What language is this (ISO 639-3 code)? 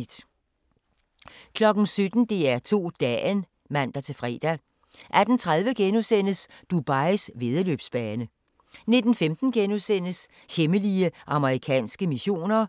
dan